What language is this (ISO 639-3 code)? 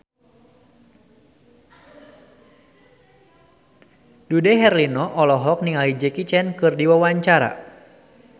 sun